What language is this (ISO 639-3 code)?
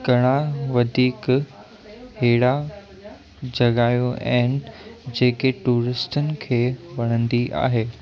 snd